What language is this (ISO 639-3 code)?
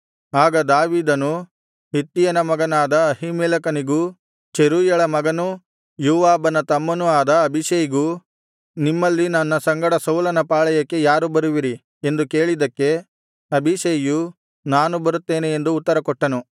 kan